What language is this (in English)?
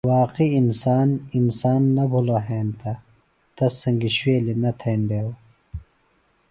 Phalura